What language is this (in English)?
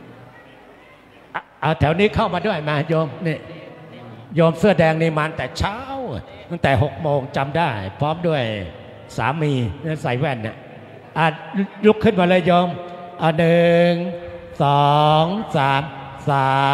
Thai